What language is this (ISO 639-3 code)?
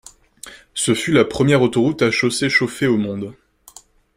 fra